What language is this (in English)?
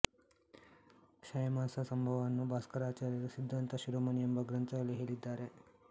Kannada